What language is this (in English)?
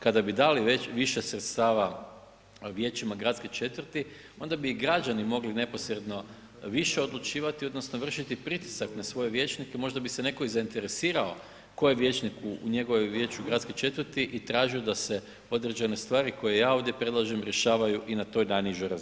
Croatian